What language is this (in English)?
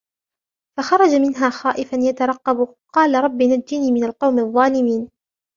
Arabic